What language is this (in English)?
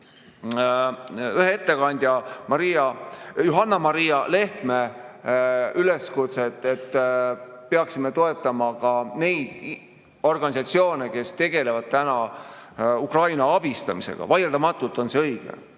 Estonian